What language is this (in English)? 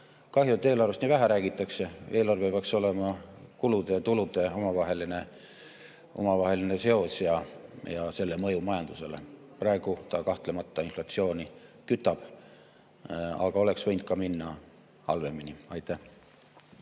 Estonian